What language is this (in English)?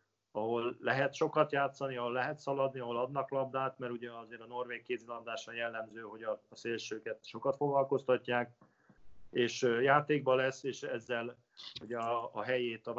Hungarian